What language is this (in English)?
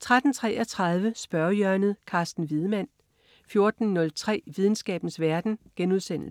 Danish